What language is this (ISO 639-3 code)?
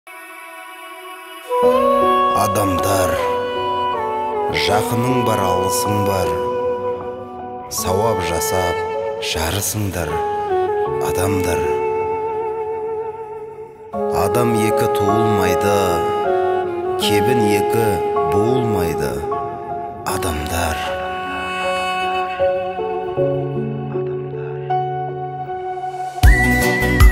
ron